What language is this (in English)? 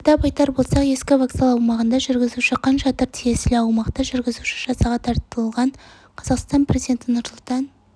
Kazakh